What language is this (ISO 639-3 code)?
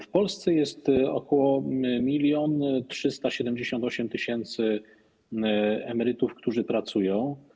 pol